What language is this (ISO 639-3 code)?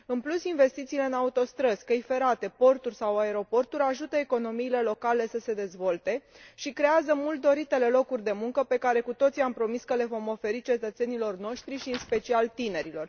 ron